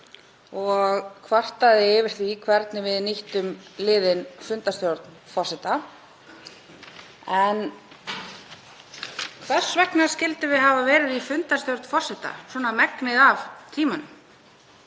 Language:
Icelandic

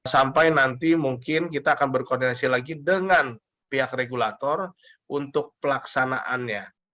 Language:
Indonesian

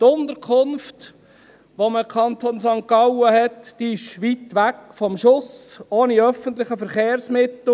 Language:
Swiss German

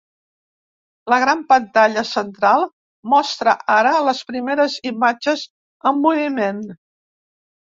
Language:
Catalan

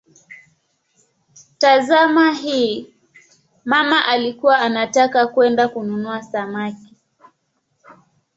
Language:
Swahili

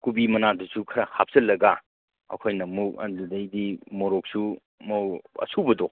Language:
Manipuri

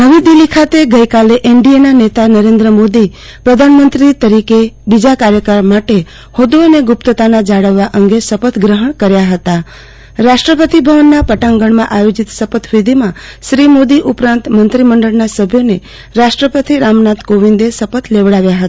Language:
Gujarati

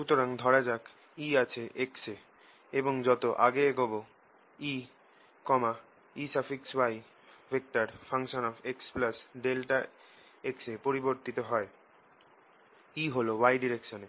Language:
Bangla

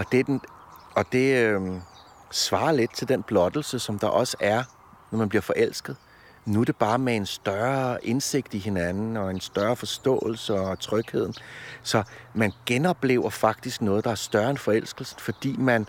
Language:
Danish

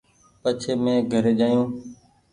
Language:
Goaria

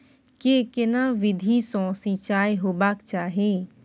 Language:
Maithili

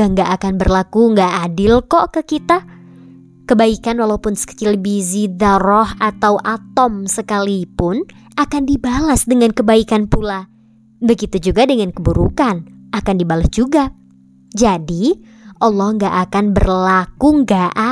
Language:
Indonesian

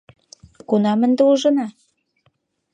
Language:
Mari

